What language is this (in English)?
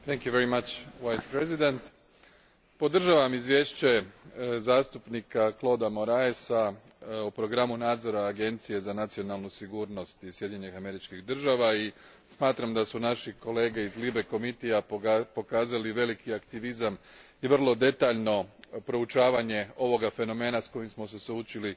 Croatian